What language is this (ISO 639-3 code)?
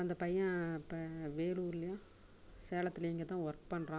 tam